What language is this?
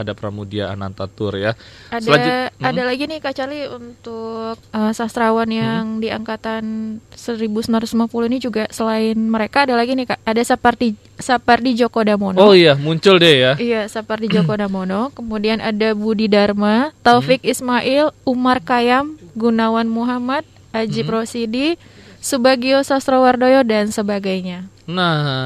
Indonesian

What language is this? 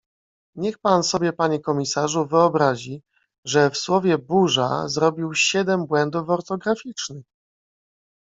Polish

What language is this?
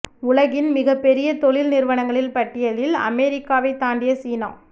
Tamil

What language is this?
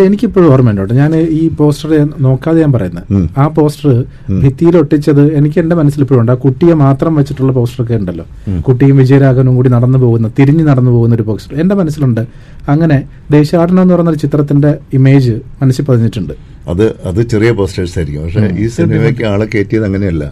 Malayalam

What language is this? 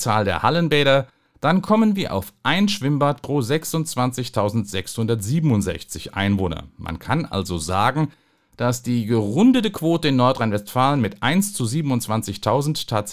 German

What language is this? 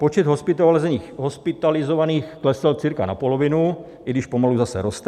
Czech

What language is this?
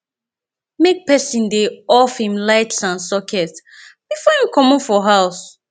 Nigerian Pidgin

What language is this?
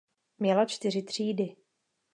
Czech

